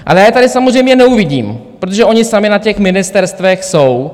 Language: Czech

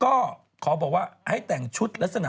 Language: Thai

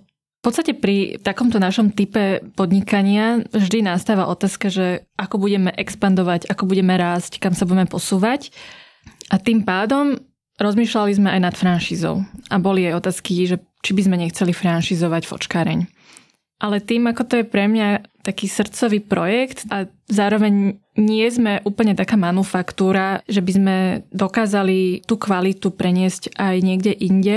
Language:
Slovak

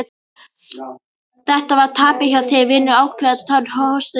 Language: Icelandic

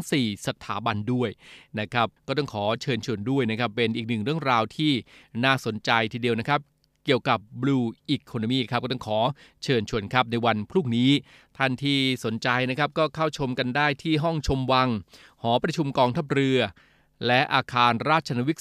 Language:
Thai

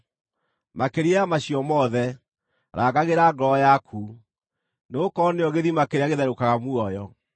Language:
Kikuyu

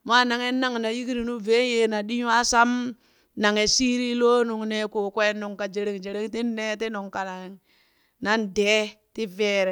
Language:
Burak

